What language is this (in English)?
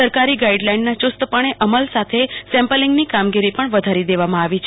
Gujarati